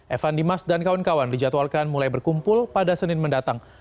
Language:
Indonesian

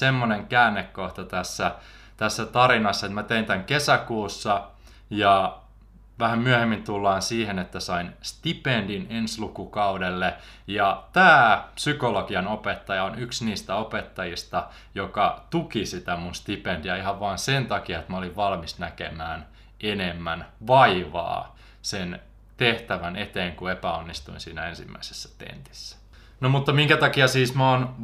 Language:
Finnish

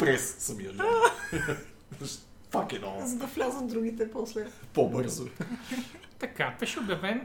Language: Bulgarian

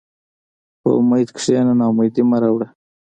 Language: Pashto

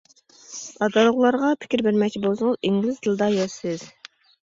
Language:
Uyghur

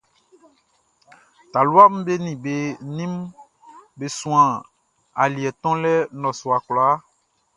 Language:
Baoulé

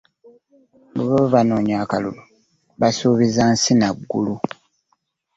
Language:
Ganda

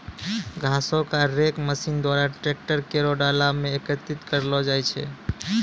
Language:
Maithili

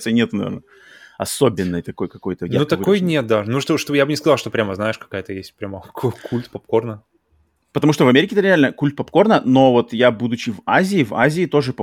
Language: Russian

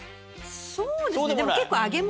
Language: Japanese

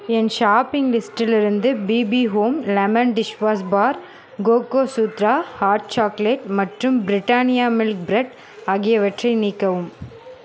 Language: Tamil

